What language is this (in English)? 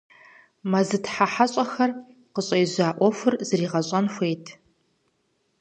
Kabardian